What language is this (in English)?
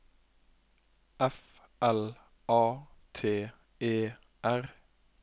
Norwegian